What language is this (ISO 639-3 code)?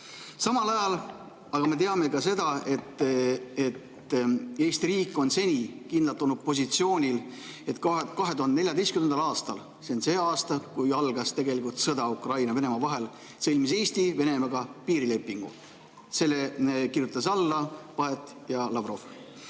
est